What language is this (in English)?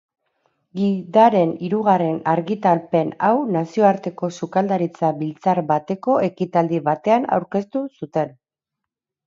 Basque